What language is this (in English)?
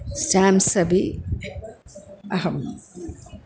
Sanskrit